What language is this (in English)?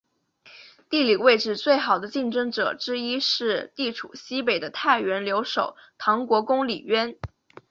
Chinese